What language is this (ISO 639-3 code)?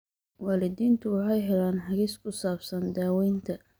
som